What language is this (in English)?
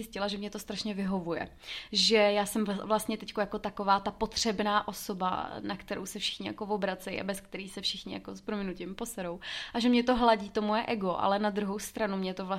Czech